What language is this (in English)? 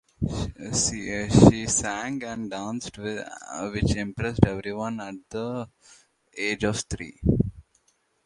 English